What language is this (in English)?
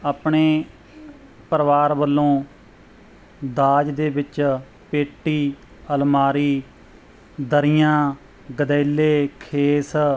Punjabi